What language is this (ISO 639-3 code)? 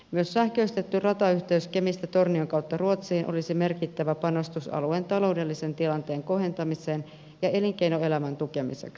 fin